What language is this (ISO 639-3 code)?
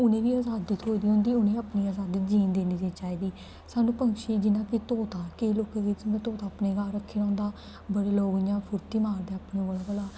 doi